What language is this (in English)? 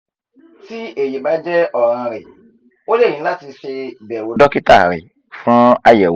Yoruba